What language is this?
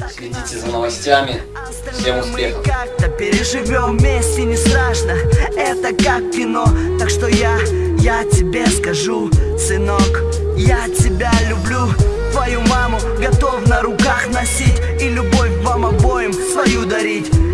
Russian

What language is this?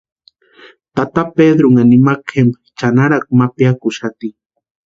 Western Highland Purepecha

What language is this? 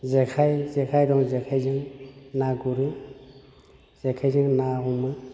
Bodo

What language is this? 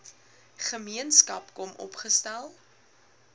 Afrikaans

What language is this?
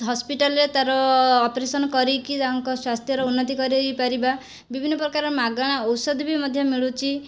Odia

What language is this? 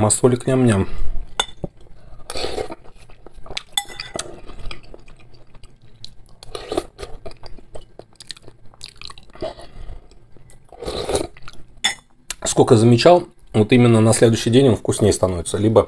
Russian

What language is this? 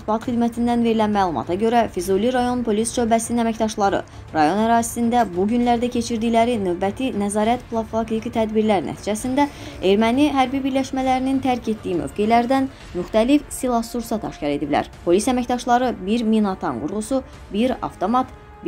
Turkish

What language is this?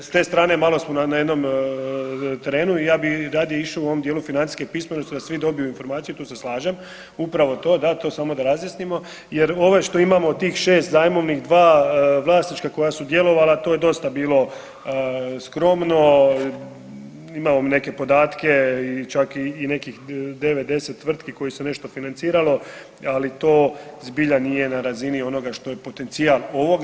Croatian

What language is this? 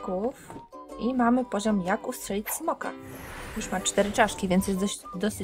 Polish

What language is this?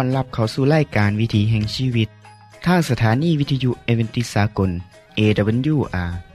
Thai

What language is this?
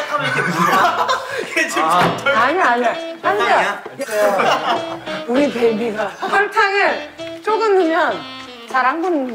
Korean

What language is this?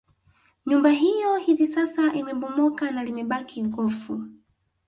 Swahili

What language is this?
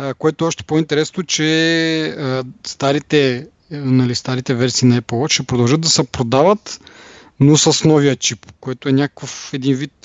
Bulgarian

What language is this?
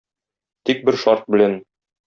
Tatar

